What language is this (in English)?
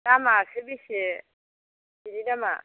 Bodo